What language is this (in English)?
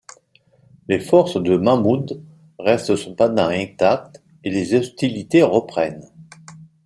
French